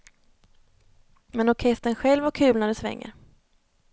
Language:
Swedish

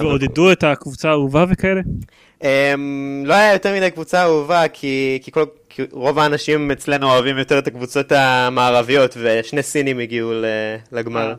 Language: Hebrew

